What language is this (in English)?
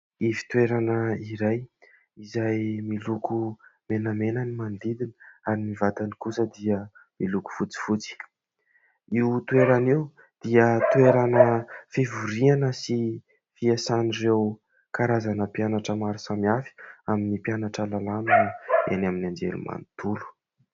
Malagasy